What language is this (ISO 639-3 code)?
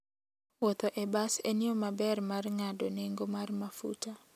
luo